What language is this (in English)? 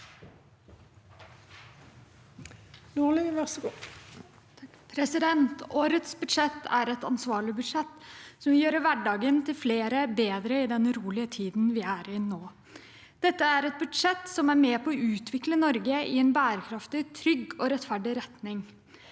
Norwegian